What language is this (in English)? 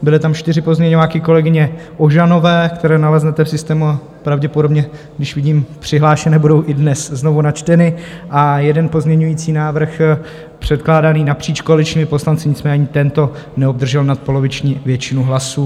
Czech